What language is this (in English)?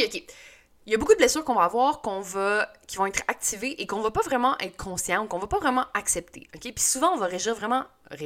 French